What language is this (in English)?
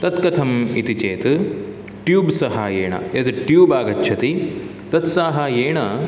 Sanskrit